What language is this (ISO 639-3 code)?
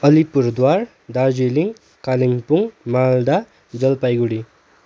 nep